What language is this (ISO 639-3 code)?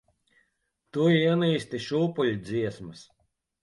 lav